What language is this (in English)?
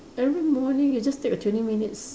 English